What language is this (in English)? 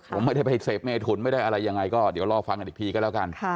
Thai